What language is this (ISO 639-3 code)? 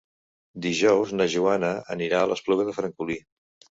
cat